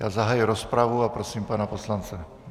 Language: Czech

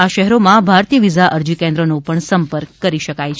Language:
Gujarati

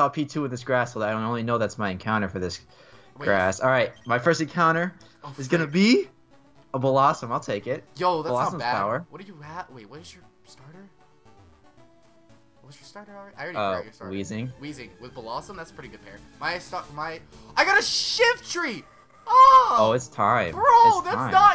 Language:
English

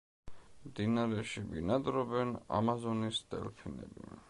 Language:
Georgian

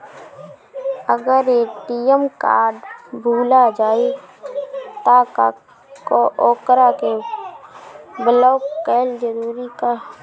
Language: Bhojpuri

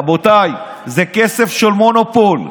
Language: Hebrew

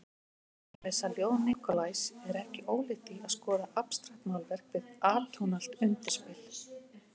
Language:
Icelandic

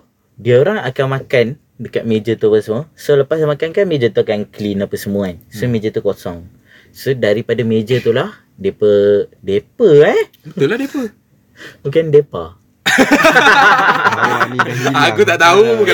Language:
Malay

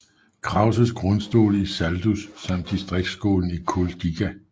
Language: Danish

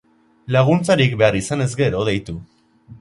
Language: Basque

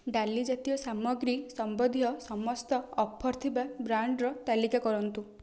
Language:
Odia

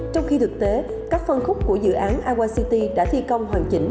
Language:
Vietnamese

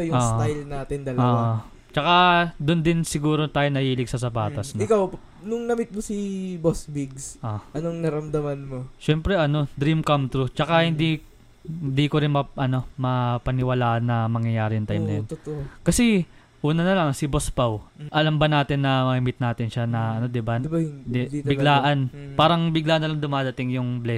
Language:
Filipino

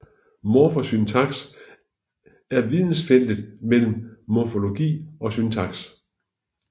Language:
Danish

